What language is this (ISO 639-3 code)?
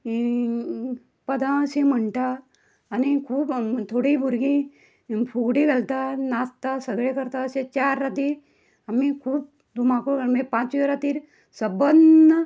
kok